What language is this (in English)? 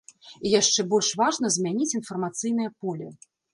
Belarusian